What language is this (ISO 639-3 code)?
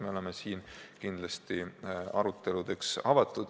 est